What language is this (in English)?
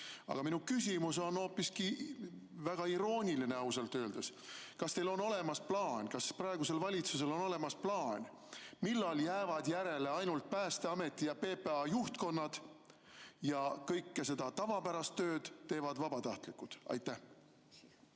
Estonian